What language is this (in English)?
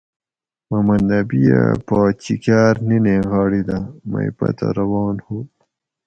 Gawri